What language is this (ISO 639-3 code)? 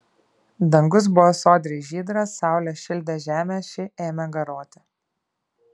lit